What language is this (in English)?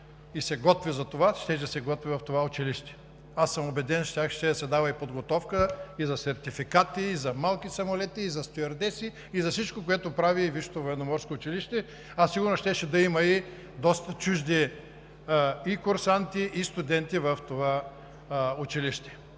Bulgarian